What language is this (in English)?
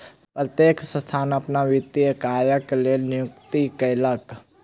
Maithili